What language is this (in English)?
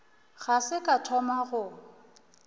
Northern Sotho